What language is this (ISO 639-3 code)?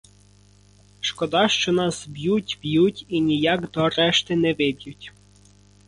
ukr